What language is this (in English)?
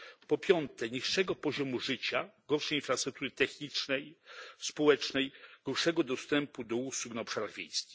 Polish